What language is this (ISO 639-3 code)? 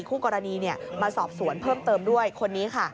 tha